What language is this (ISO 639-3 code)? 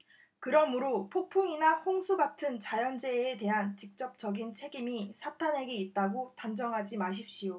kor